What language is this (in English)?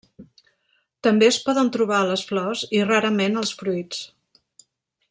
Catalan